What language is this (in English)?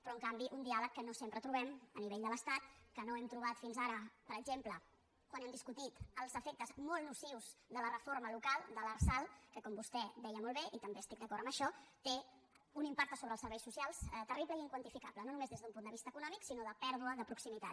Catalan